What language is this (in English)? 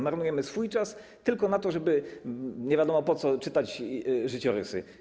Polish